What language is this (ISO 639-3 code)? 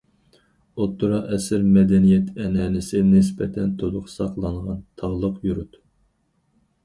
uig